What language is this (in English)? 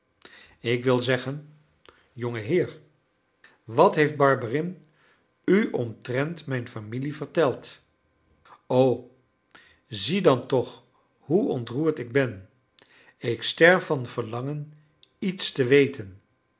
Dutch